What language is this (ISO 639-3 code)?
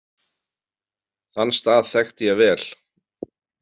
isl